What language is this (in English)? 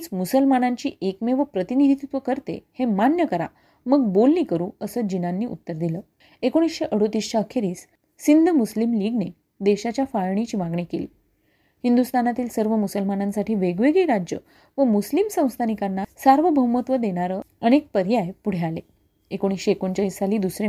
Marathi